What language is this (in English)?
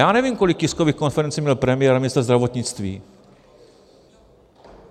Czech